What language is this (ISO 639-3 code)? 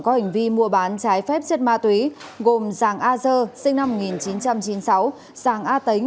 vie